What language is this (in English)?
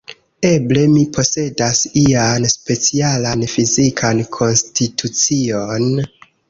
Esperanto